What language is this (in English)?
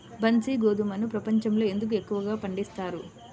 Telugu